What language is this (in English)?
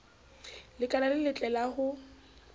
Southern Sotho